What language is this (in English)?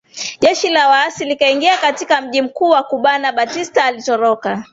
Swahili